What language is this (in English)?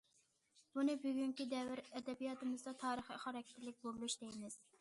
Uyghur